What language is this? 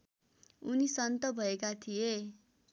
Nepali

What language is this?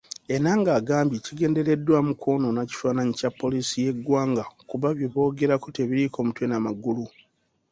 Ganda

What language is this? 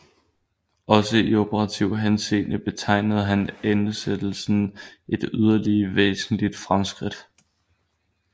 Danish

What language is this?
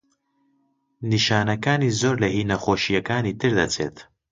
Central Kurdish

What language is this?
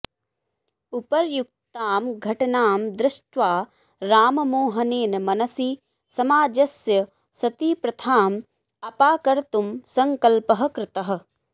Sanskrit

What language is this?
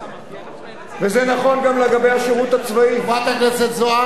Hebrew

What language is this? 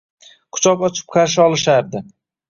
Uzbek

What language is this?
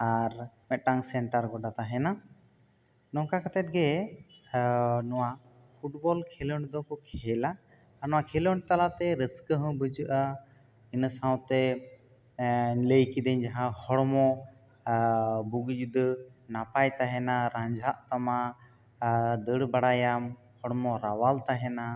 Santali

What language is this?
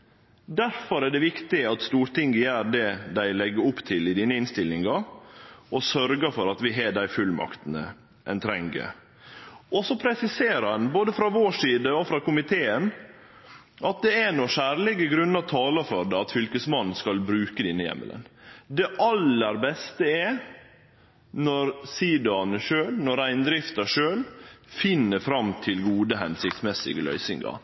Norwegian Nynorsk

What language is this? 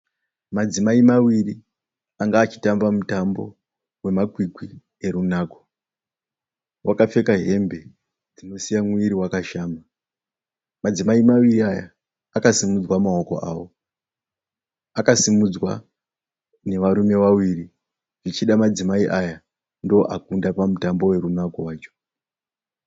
Shona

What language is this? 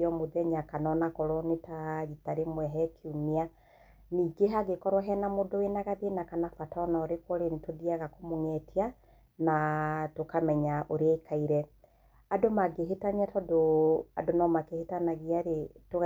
Kikuyu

